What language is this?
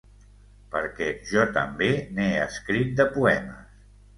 Catalan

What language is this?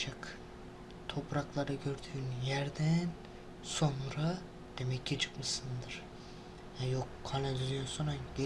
Turkish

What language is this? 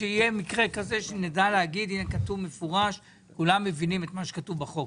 Hebrew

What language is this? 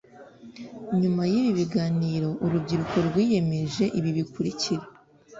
Kinyarwanda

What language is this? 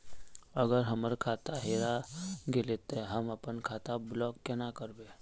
Magahi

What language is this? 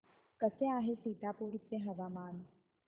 Marathi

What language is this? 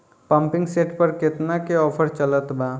Bhojpuri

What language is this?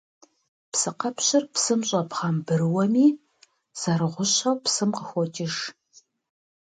Kabardian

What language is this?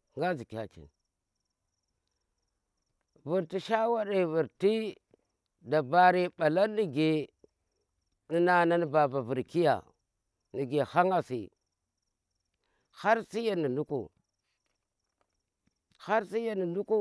Tera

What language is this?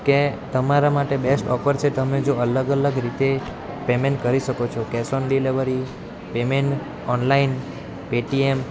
Gujarati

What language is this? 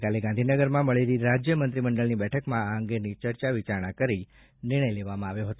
Gujarati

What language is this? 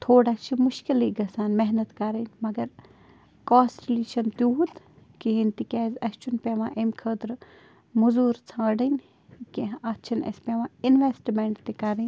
Kashmiri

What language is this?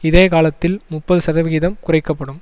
Tamil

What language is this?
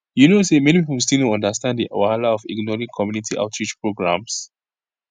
Nigerian Pidgin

